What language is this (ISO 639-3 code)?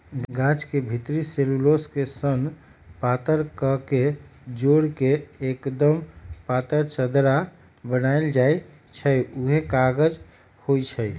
mag